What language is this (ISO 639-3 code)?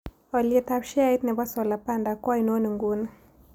kln